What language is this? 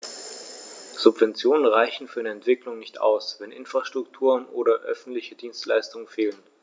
German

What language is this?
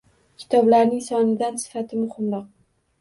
Uzbek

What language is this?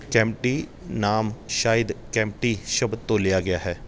Punjabi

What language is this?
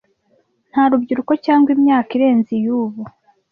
Kinyarwanda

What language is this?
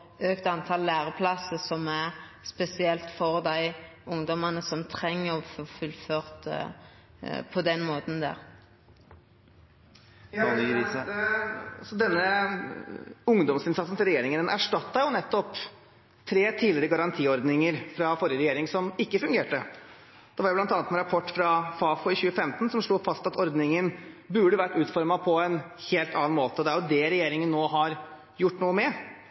Norwegian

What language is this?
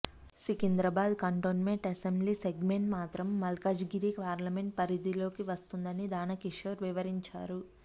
Telugu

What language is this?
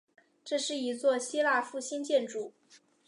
Chinese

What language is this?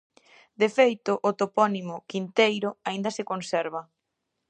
Galician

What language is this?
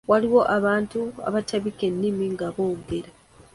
Ganda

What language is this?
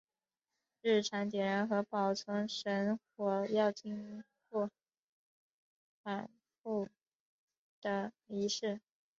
Chinese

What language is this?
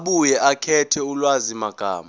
Zulu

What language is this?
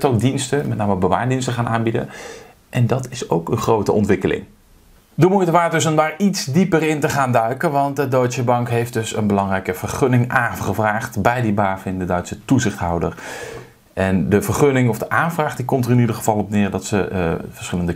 Dutch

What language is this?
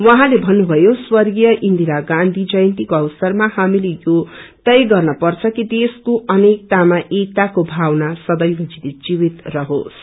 Nepali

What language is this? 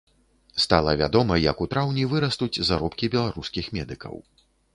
Belarusian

